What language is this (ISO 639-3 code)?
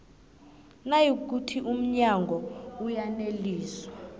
nbl